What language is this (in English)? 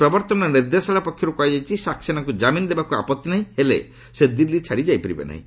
Odia